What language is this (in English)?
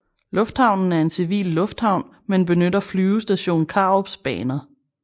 Danish